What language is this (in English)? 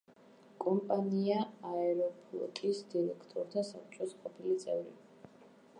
Georgian